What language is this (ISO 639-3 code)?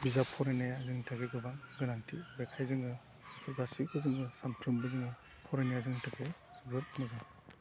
brx